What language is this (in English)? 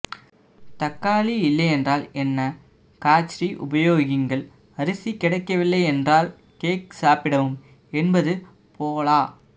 Tamil